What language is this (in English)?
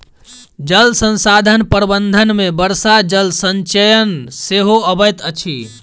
Maithili